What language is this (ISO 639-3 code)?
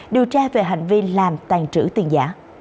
vie